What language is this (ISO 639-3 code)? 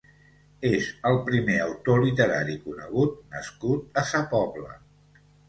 cat